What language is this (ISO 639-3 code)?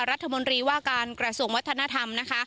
tha